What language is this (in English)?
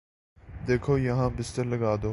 Urdu